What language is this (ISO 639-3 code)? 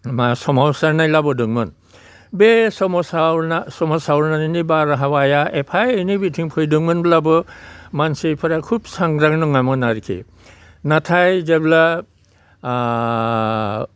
brx